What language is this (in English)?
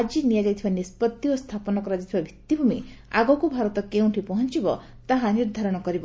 Odia